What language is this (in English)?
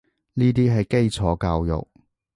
Cantonese